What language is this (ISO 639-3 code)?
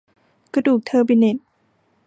tha